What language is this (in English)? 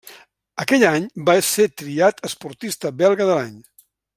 Catalan